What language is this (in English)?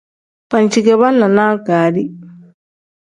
Tem